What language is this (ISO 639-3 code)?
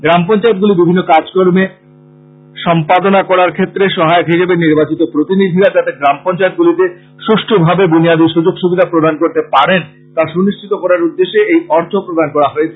ben